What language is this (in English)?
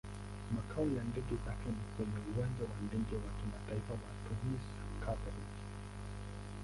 Swahili